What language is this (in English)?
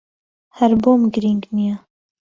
Central Kurdish